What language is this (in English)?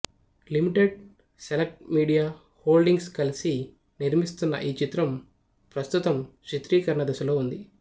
Telugu